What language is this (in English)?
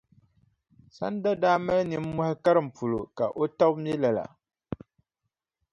Dagbani